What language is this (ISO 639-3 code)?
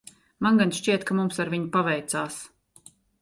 lav